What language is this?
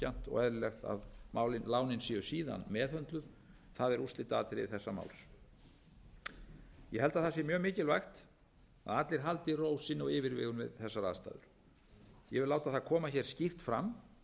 Icelandic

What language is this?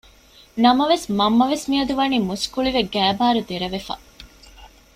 Divehi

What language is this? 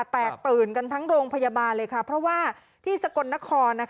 Thai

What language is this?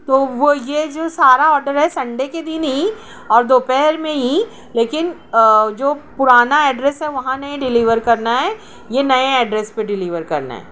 Urdu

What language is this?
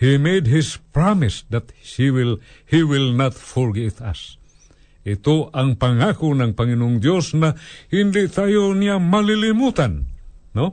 Filipino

